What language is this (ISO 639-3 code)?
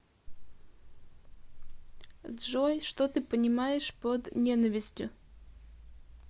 rus